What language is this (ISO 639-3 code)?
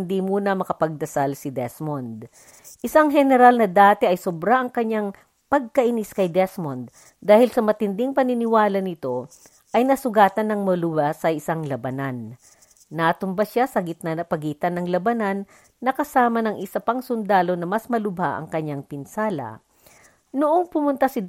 fil